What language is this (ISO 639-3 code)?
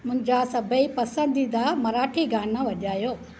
snd